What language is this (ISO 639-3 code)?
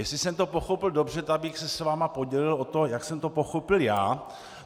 ces